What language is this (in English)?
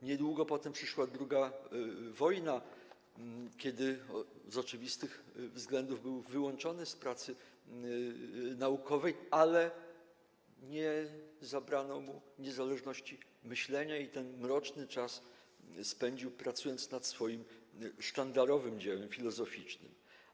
Polish